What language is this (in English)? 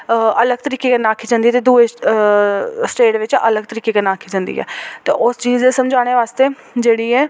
Dogri